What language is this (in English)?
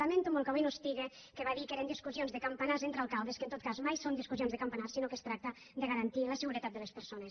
Catalan